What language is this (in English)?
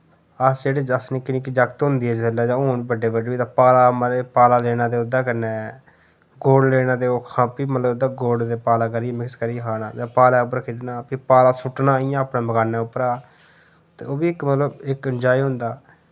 Dogri